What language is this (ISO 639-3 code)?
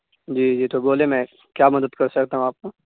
urd